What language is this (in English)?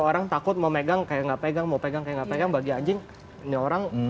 Indonesian